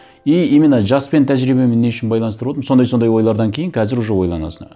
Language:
Kazakh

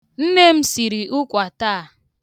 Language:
Igbo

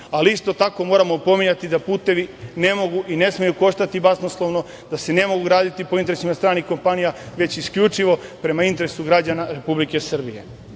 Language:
Serbian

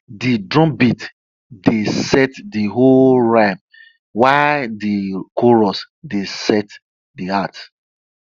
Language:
Nigerian Pidgin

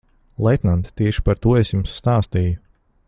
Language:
Latvian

